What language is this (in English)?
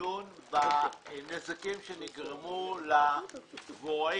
Hebrew